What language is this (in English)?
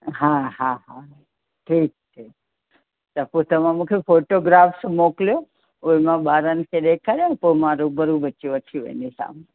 Sindhi